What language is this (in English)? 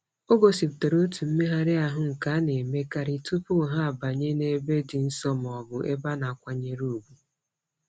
Igbo